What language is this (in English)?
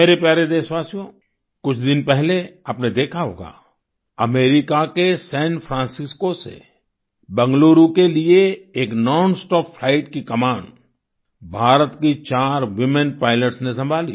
Hindi